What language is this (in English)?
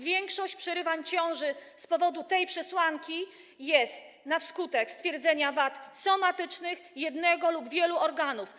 Polish